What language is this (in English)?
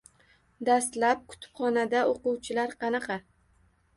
Uzbek